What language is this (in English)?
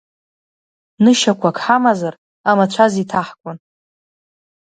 Abkhazian